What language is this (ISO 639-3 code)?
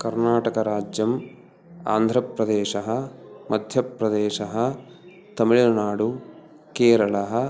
san